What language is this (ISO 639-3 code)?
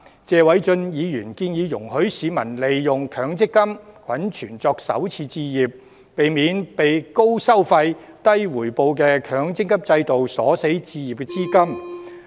yue